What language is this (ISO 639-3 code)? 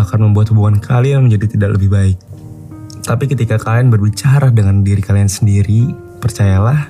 ind